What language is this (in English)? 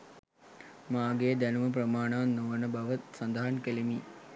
Sinhala